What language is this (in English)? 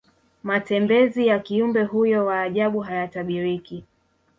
Swahili